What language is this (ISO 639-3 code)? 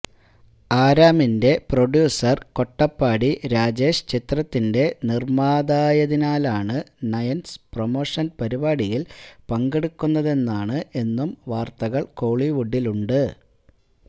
mal